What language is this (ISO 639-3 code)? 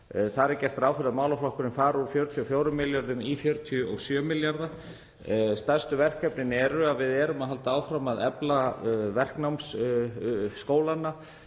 isl